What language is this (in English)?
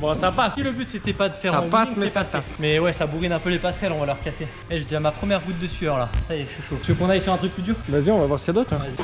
French